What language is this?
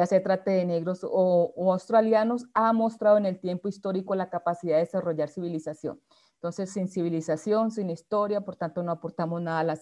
Spanish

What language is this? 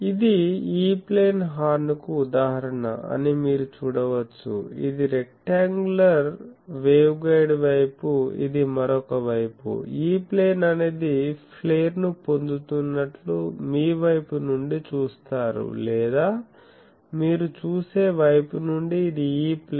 Telugu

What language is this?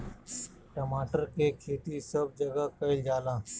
Bhojpuri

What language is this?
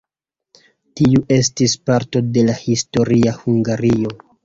Esperanto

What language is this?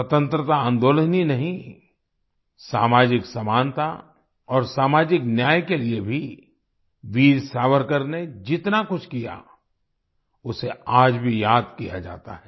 Hindi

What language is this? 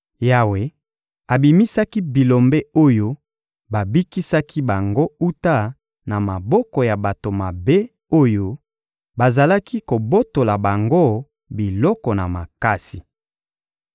Lingala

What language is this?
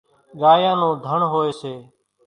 Kachi Koli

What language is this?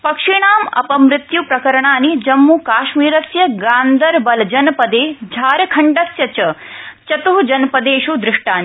Sanskrit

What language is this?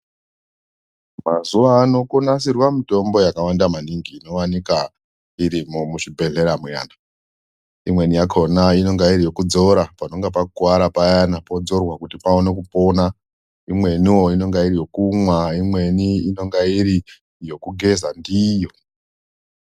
Ndau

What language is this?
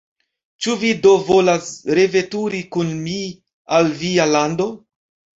Esperanto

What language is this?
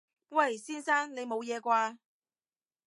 Cantonese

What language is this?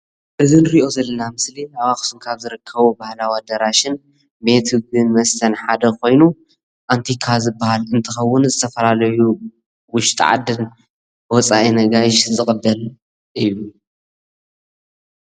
Tigrinya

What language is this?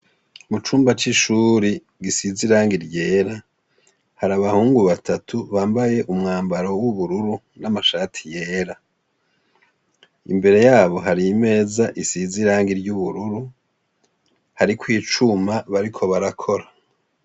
Rundi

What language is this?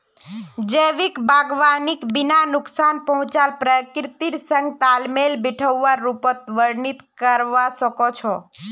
Magahi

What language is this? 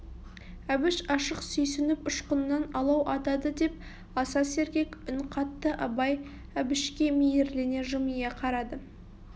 Kazakh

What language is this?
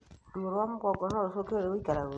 Kikuyu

